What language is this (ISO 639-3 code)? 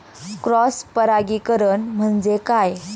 mar